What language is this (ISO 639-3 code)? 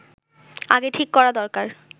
ben